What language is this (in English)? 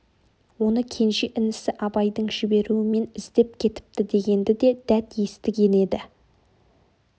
Kazakh